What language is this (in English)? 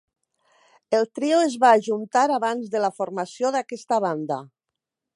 Catalan